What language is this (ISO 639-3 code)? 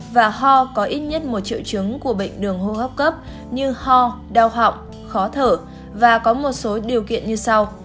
vie